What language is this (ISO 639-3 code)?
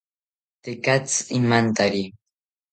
cpy